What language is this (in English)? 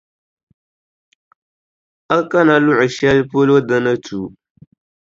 Dagbani